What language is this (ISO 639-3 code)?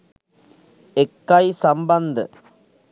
sin